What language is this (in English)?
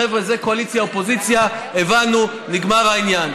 Hebrew